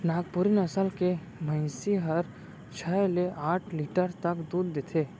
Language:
Chhattisgarhi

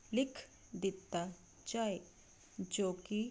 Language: Punjabi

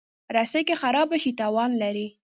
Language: Pashto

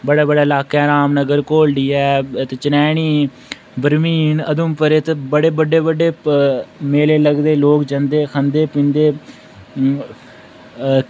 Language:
Dogri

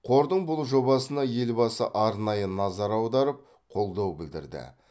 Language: Kazakh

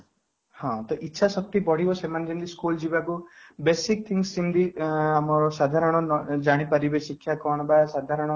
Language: Odia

